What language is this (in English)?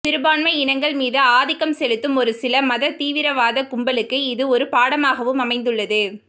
Tamil